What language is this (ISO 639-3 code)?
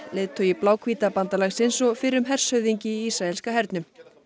isl